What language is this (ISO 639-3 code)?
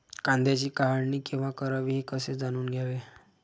mar